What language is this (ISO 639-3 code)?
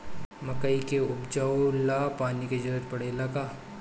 bho